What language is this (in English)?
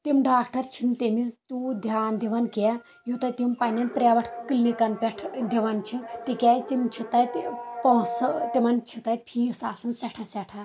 Kashmiri